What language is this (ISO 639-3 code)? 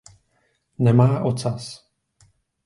ces